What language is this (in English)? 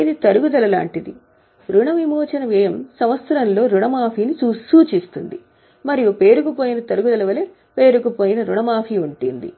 Telugu